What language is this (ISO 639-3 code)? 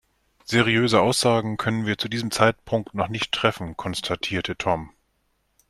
deu